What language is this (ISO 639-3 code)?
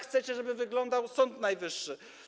pol